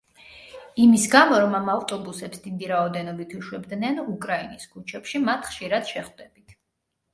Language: Georgian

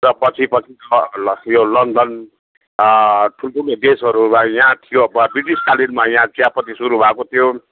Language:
Nepali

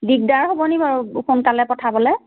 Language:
Assamese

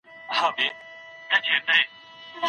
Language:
Pashto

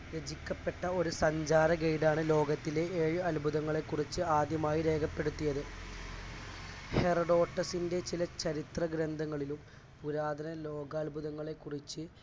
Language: Malayalam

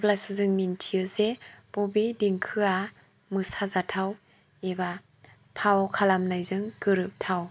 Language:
Bodo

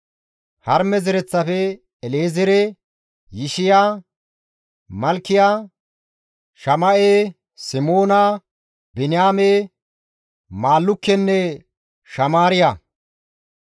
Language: Gamo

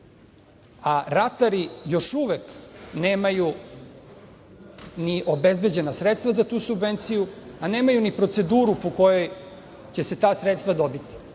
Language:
Serbian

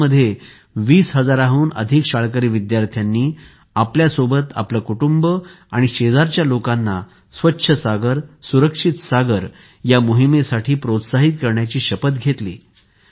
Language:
Marathi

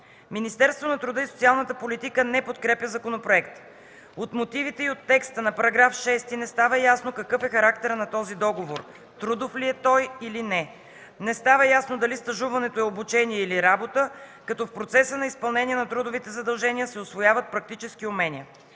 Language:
Bulgarian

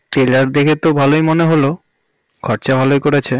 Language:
Bangla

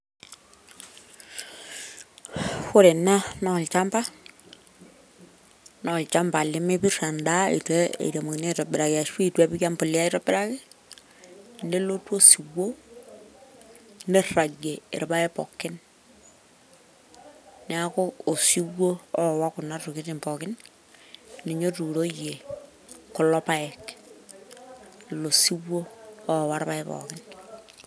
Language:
Masai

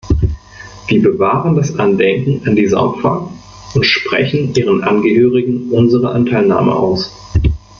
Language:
German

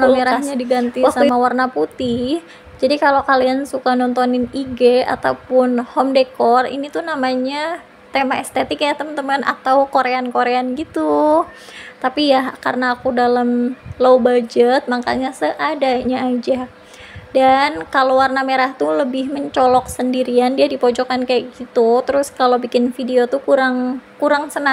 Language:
Indonesian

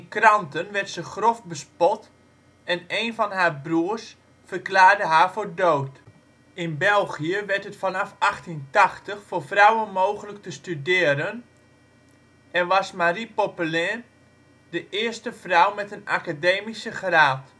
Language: Dutch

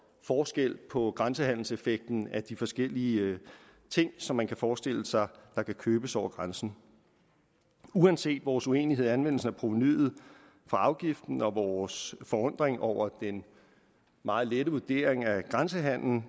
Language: Danish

